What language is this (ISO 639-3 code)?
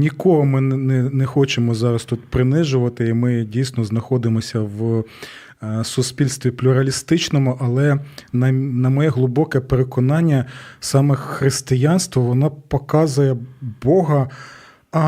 ukr